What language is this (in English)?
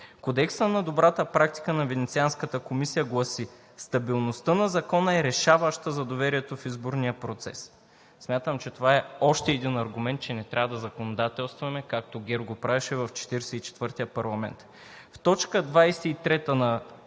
Bulgarian